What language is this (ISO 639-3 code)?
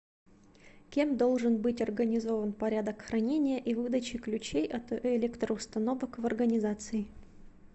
rus